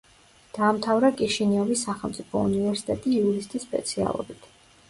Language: Georgian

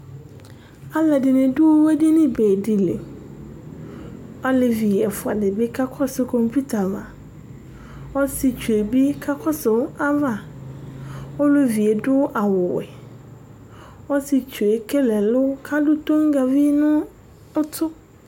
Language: Ikposo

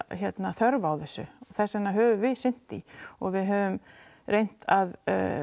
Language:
Icelandic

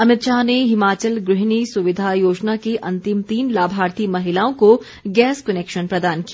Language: Hindi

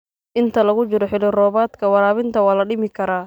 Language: Somali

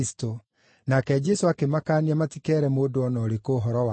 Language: Kikuyu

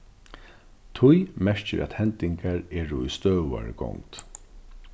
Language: Faroese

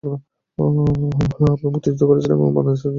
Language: Bangla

